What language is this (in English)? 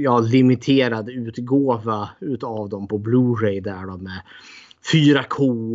Swedish